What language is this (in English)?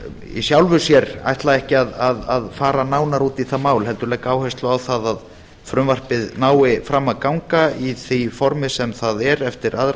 Icelandic